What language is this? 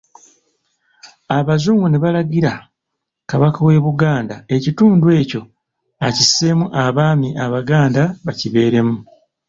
Ganda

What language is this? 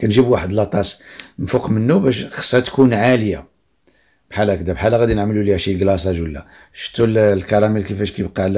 Arabic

